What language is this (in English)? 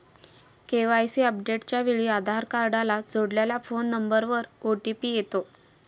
Marathi